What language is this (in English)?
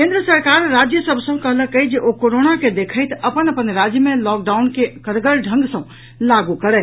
Maithili